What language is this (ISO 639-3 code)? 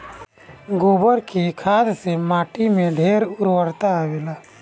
bho